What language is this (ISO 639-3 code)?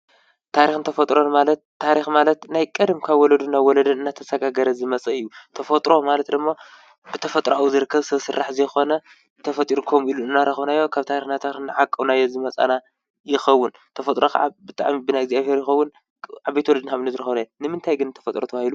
tir